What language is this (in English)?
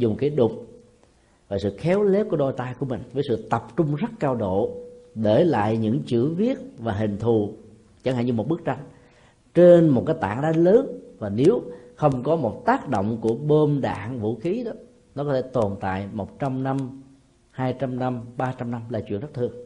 Vietnamese